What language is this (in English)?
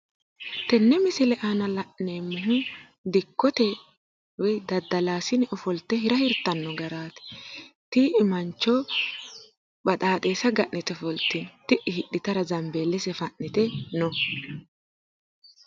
Sidamo